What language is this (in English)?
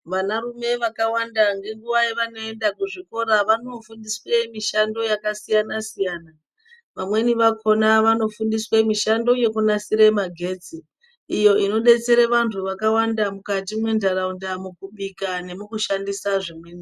Ndau